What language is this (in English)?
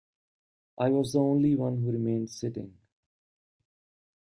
English